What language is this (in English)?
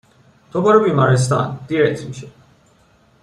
Persian